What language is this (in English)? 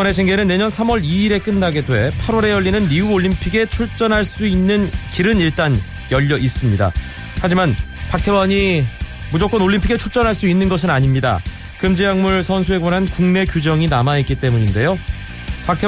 Korean